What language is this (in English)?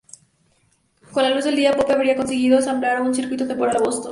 Spanish